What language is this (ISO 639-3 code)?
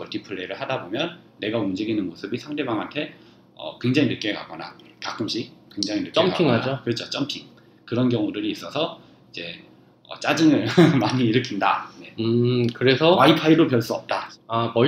kor